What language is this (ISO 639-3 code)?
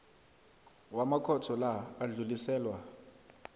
nbl